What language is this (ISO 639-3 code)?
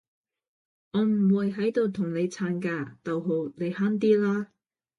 yue